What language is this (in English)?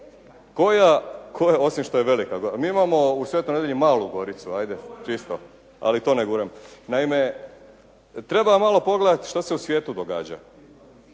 Croatian